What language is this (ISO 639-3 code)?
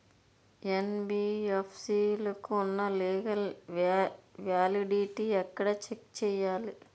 tel